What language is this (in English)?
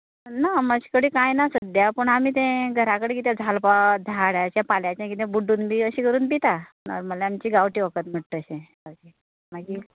Konkani